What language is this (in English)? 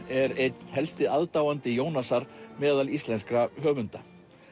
Icelandic